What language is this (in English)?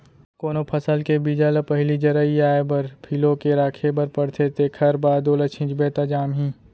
Chhattisgarhi